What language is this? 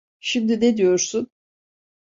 Turkish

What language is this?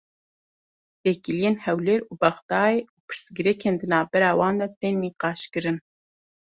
Kurdish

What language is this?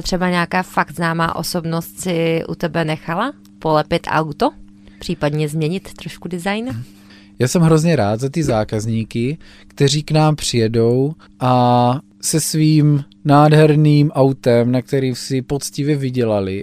Czech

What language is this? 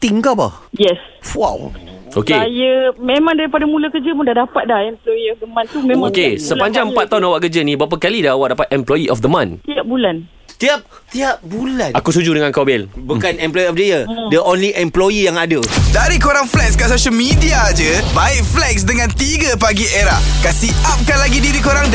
Malay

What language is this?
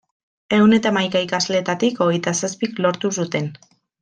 Basque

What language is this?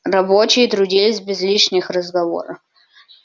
Russian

